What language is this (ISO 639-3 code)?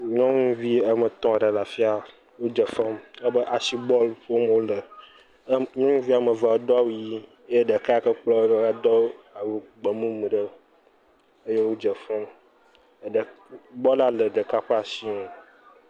ewe